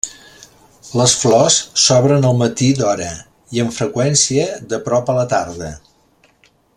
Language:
Catalan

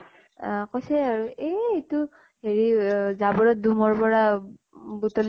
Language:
Assamese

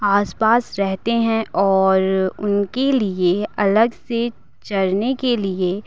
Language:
Hindi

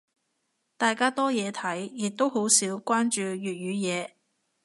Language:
Cantonese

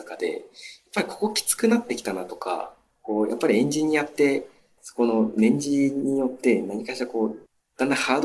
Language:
Japanese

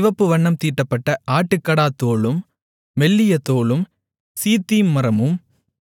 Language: Tamil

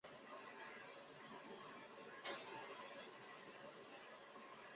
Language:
Chinese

